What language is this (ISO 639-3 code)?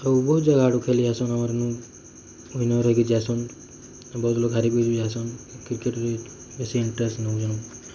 ori